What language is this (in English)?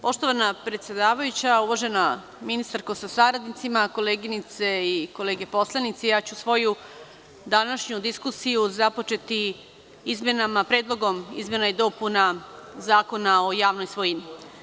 Serbian